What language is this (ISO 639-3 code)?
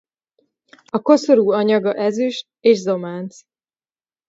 hun